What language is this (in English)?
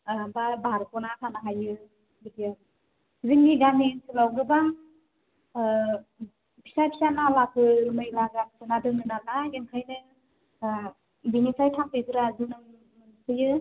Bodo